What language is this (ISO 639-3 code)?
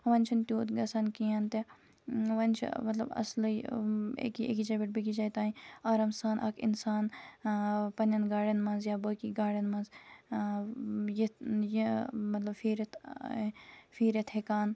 kas